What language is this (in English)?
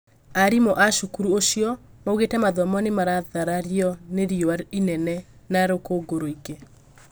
Kikuyu